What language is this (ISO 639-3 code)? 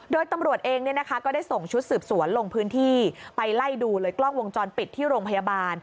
tha